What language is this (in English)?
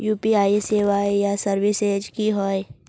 Magahi